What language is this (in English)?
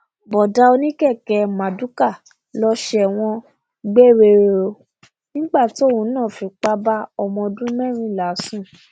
Yoruba